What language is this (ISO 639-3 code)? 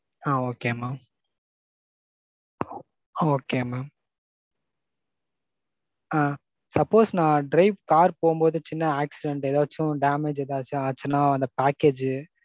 tam